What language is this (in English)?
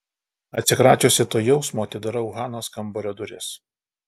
Lithuanian